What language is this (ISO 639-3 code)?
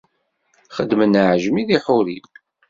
kab